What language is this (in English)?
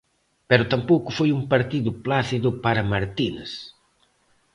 Galician